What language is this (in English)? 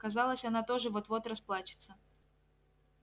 Russian